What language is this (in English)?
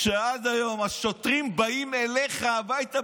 Hebrew